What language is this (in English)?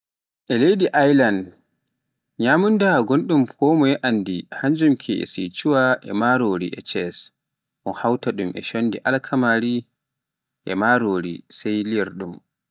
Pular